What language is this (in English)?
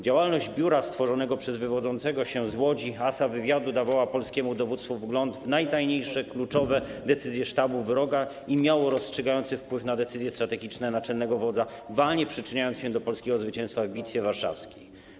Polish